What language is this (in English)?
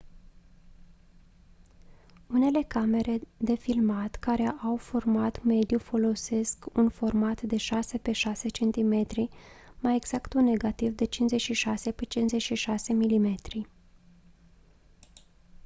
Romanian